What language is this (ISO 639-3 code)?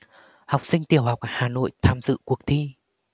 vie